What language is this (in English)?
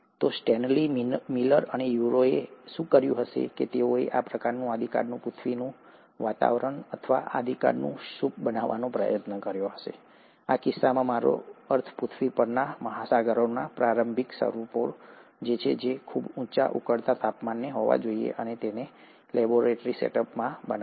Gujarati